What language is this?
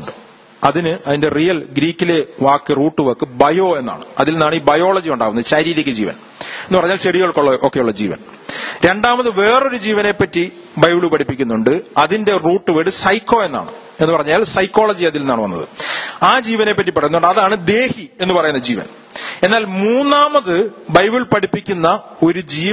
Malayalam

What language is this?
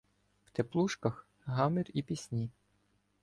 Ukrainian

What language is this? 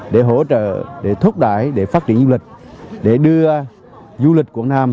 Vietnamese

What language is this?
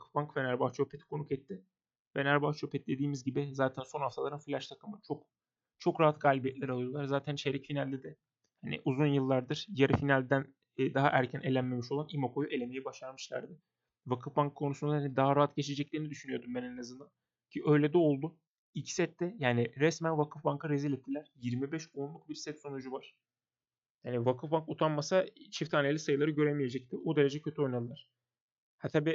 Turkish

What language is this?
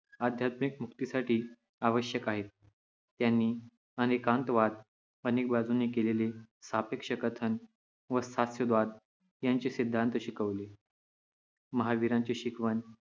Marathi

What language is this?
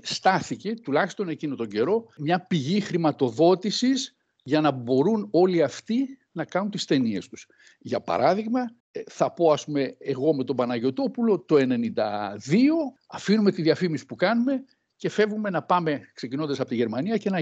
Greek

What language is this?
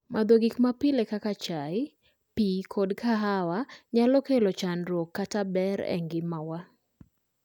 Luo (Kenya and Tanzania)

